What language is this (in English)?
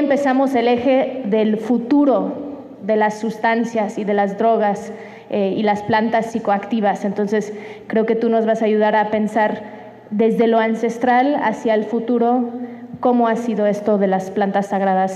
Spanish